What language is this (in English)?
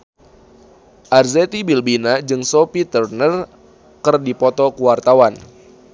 Sundanese